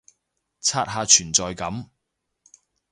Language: Cantonese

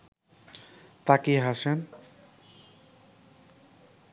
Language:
Bangla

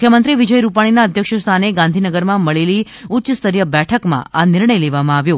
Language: Gujarati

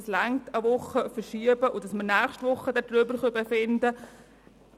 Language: Swiss German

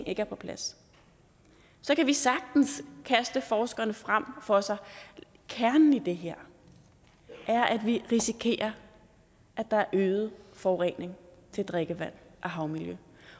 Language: Danish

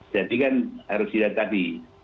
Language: Indonesian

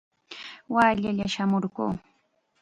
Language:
Chiquián Ancash Quechua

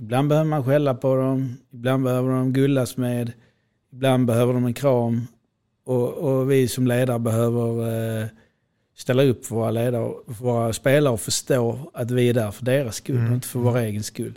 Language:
Swedish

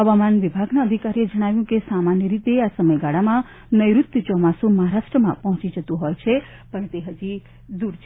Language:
Gujarati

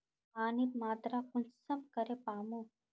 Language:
Magahi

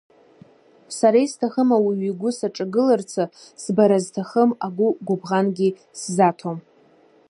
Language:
Abkhazian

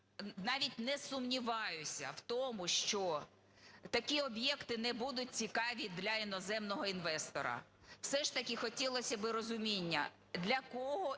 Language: Ukrainian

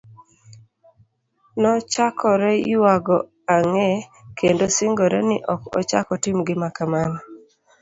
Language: Luo (Kenya and Tanzania)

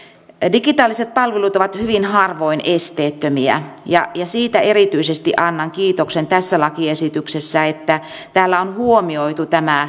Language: Finnish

